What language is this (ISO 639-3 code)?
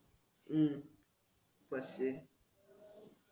mar